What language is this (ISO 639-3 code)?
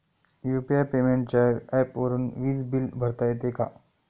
mar